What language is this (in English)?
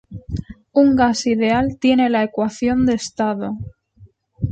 Spanish